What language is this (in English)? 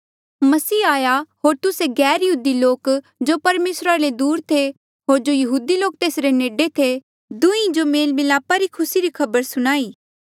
Mandeali